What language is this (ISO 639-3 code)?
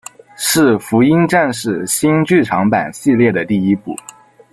zho